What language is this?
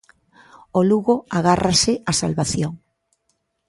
Galician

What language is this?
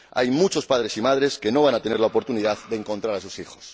Spanish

